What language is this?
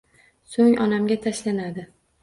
Uzbek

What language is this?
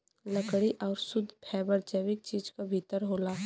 Bhojpuri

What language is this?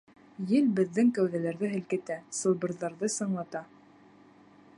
Bashkir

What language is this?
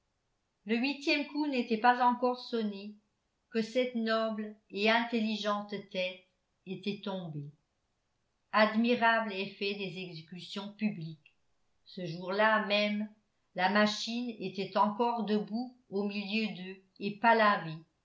French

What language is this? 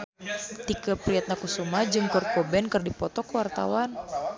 Sundanese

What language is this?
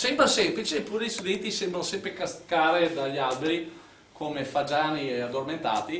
Italian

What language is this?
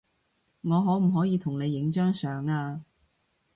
Cantonese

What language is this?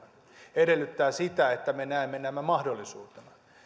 Finnish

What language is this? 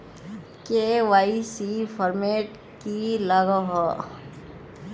Magahi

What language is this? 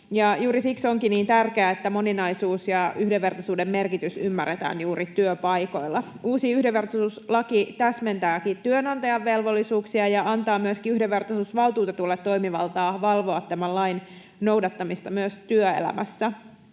Finnish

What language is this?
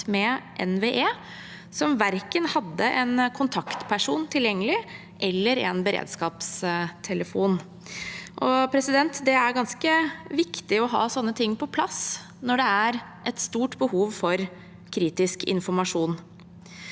Norwegian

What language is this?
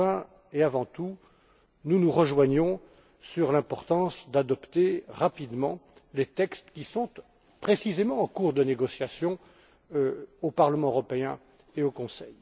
French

